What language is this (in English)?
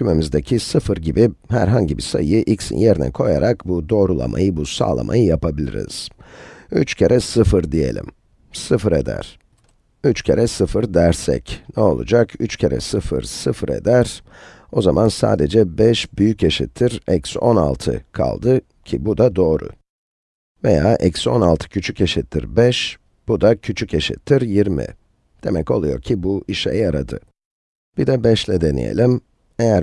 Turkish